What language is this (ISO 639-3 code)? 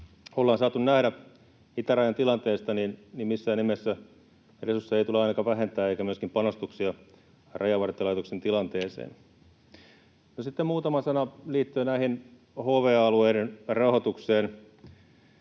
fin